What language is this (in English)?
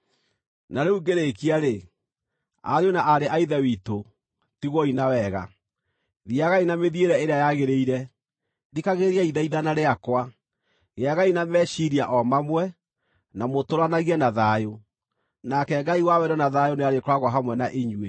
Kikuyu